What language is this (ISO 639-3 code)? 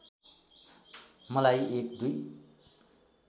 nep